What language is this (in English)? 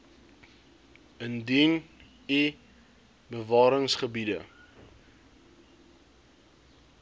Afrikaans